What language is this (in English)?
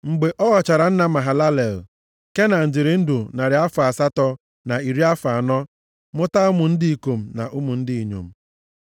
Igbo